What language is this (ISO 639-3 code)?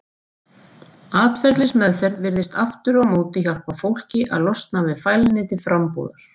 isl